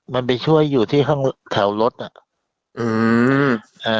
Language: Thai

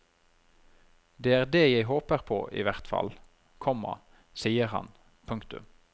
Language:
Norwegian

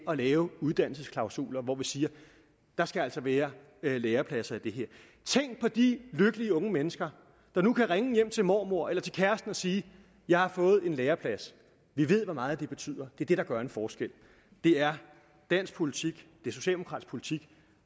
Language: Danish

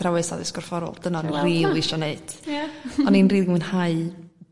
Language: Welsh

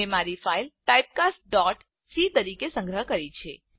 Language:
Gujarati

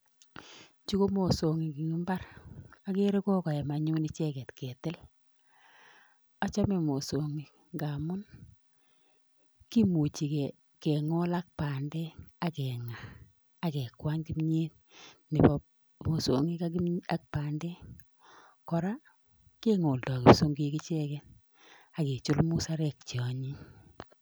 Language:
Kalenjin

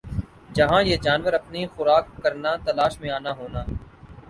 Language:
Urdu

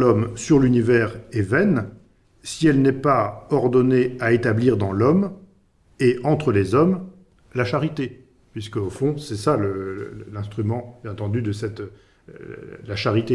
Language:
French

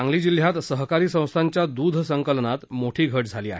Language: Marathi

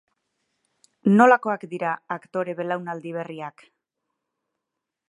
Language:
Basque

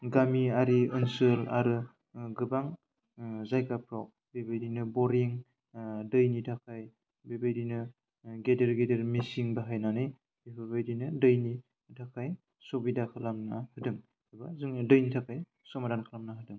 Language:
Bodo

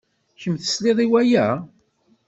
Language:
Kabyle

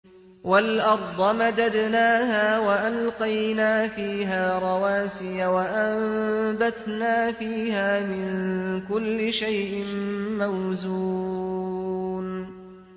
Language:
Arabic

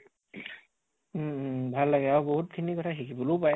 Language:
Assamese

